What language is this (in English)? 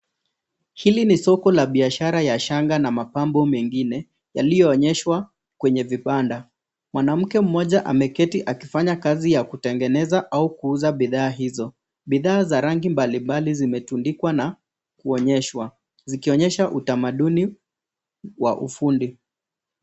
Swahili